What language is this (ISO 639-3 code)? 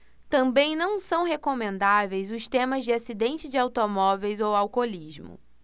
por